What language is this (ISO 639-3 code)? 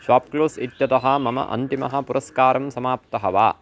san